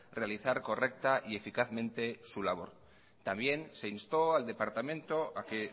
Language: Spanish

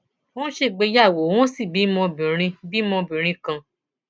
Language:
Yoruba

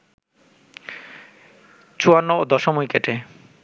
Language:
Bangla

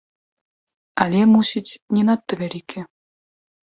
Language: Belarusian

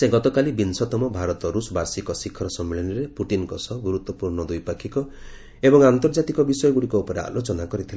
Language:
Odia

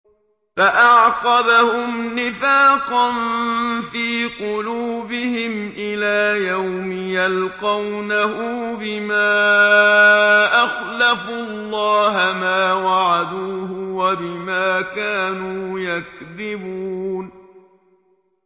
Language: Arabic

